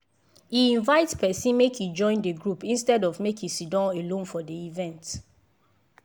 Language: Nigerian Pidgin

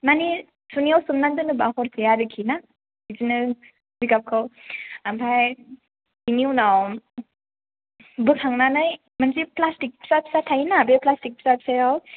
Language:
Bodo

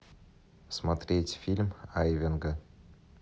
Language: Russian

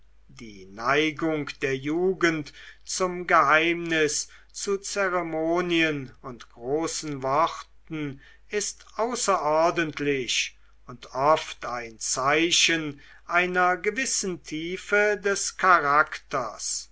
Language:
German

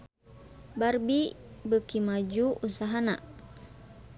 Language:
Sundanese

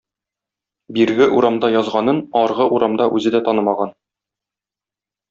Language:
Tatar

